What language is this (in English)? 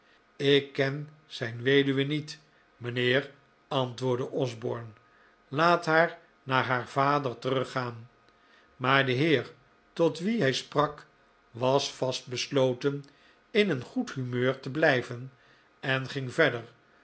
Dutch